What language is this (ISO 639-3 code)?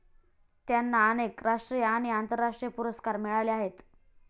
mar